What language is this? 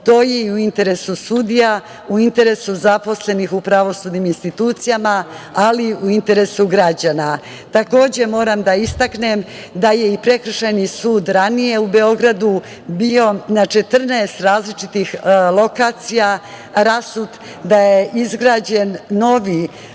Serbian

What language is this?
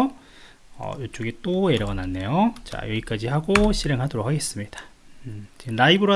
Korean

